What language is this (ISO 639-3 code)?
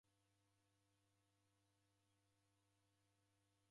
dav